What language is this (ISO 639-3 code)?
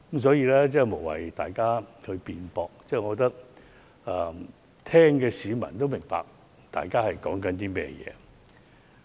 yue